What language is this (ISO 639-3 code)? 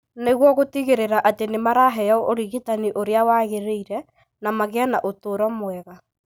kik